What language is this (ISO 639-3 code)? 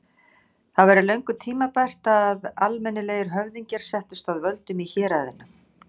isl